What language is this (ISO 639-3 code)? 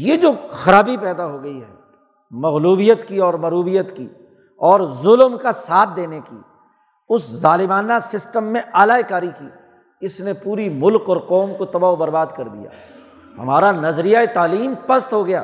urd